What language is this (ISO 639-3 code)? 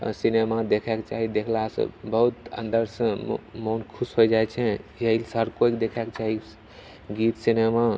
mai